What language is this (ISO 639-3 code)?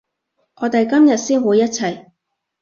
yue